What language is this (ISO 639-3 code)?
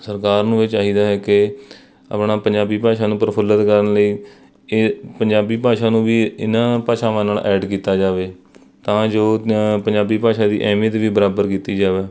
pan